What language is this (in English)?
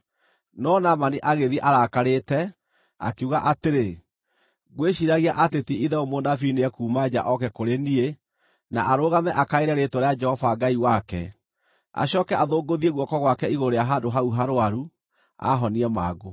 Kikuyu